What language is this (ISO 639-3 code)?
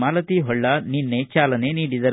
kan